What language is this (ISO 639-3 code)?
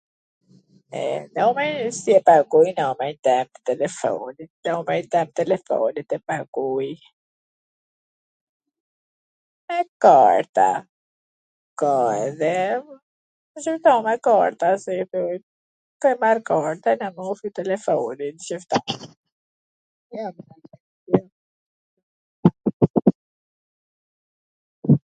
aln